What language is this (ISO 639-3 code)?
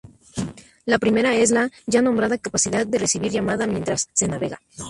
spa